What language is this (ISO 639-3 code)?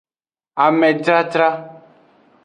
ajg